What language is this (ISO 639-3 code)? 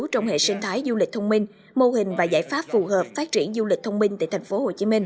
vie